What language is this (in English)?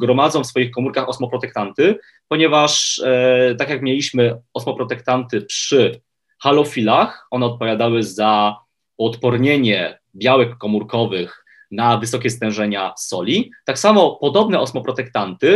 Polish